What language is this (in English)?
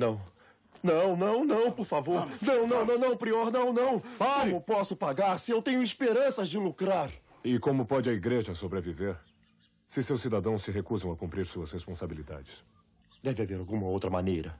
Portuguese